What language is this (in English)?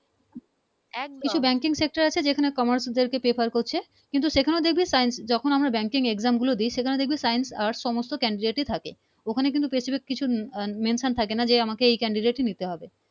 Bangla